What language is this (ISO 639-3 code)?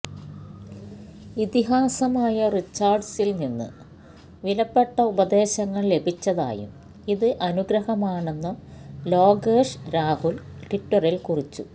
mal